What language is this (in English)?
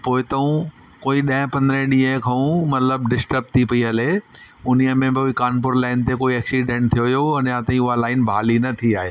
Sindhi